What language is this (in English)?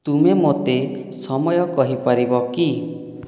Odia